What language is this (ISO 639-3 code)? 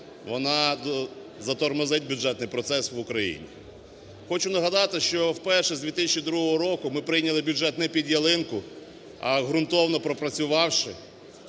ukr